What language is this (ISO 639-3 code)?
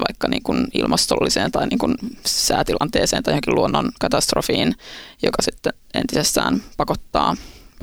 fin